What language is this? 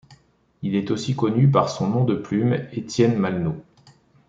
French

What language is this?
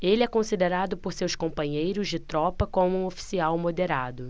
Portuguese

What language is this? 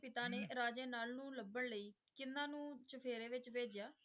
Punjabi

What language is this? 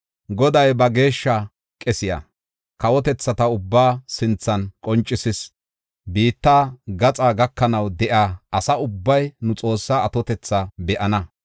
Gofa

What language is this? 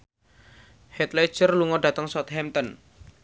Javanese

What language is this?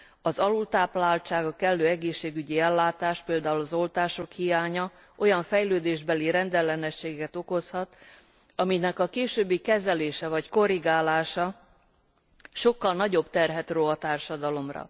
Hungarian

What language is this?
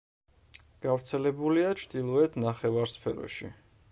Georgian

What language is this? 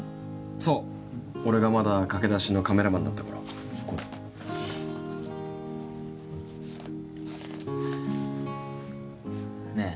Japanese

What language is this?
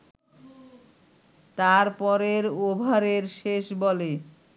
Bangla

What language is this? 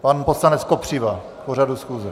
Czech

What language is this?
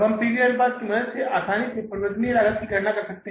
Hindi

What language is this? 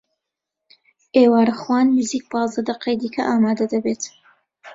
Central Kurdish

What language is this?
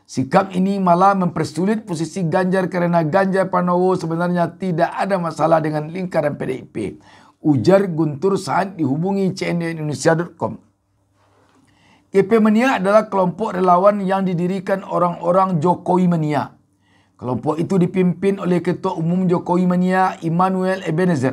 Indonesian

